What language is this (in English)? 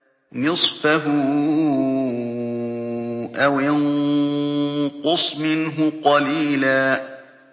Arabic